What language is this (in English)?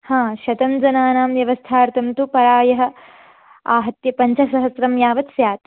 Sanskrit